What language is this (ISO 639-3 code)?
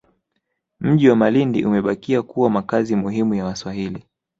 swa